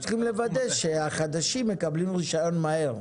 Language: Hebrew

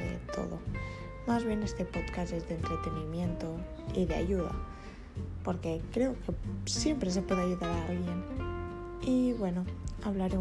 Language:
Spanish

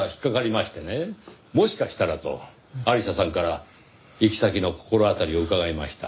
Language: Japanese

